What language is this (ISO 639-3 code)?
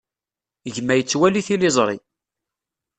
kab